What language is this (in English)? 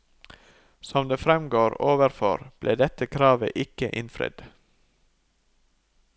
Norwegian